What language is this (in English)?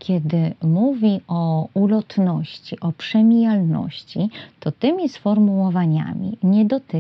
Polish